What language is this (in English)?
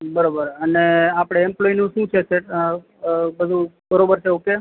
Gujarati